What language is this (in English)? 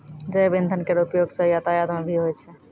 Maithili